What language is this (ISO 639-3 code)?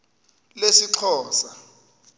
xho